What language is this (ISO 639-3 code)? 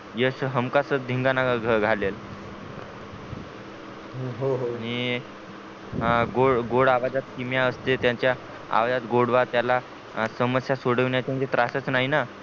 mar